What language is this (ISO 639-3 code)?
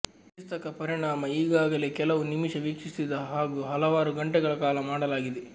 kan